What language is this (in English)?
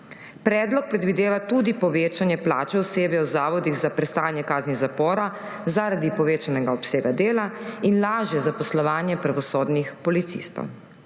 Slovenian